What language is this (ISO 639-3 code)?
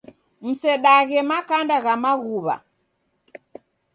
dav